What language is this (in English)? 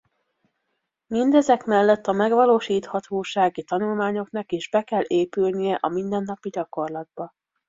Hungarian